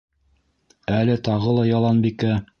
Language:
Bashkir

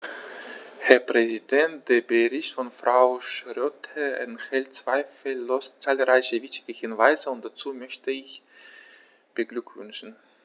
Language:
German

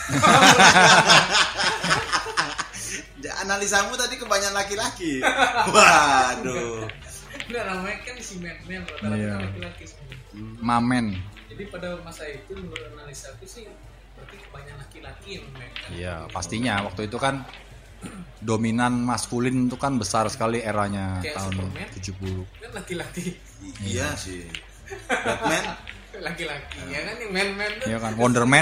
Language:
Indonesian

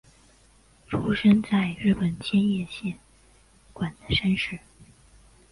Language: Chinese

